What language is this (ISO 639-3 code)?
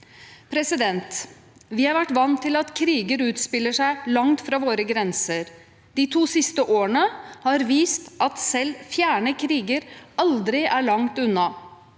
nor